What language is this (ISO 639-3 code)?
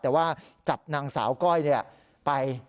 tha